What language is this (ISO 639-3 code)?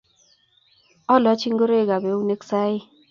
kln